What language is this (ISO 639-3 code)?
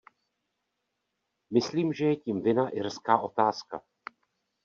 ces